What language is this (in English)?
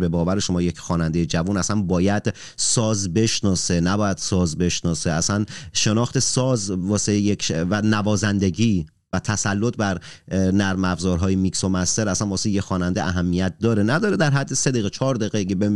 Persian